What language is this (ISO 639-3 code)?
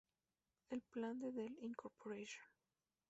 spa